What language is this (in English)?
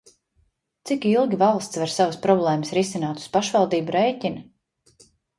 Latvian